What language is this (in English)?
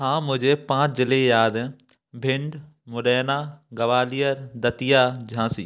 Hindi